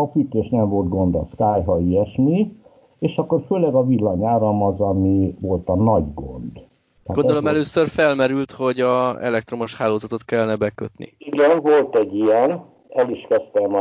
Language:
Hungarian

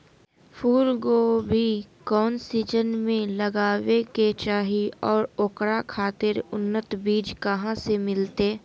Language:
Magahi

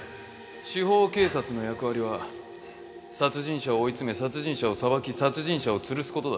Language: Japanese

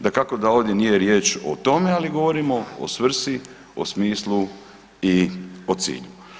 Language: Croatian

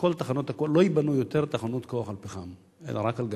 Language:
Hebrew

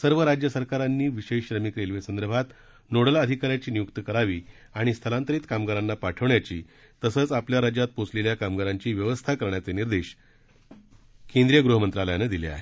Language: Marathi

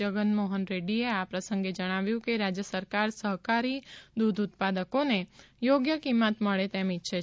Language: Gujarati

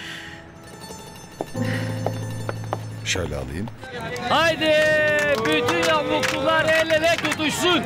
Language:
Turkish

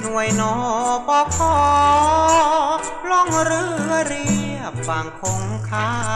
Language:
Thai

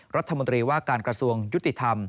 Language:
Thai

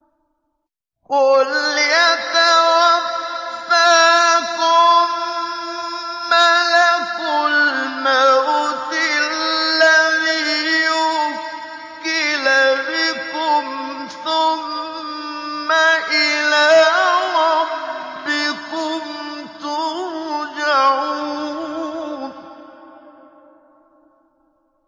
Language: Arabic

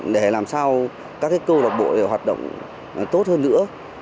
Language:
Vietnamese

